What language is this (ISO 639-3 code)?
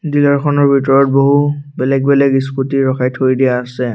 asm